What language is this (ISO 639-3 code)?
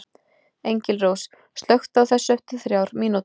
isl